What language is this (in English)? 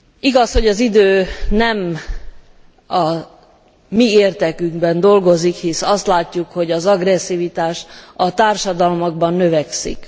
Hungarian